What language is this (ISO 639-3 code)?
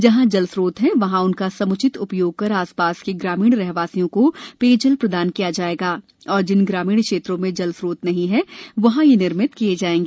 hin